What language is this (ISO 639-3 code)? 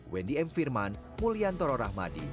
ind